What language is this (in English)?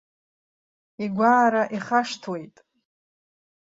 Abkhazian